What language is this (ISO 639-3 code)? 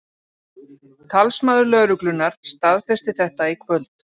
isl